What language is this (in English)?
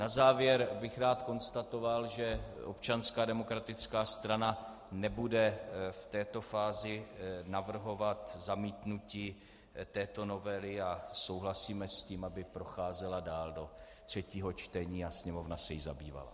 Czech